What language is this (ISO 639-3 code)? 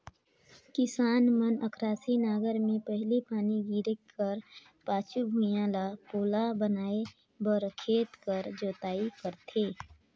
hne